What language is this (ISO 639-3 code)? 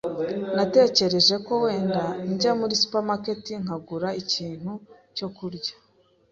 kin